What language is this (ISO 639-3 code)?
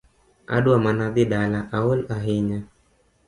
luo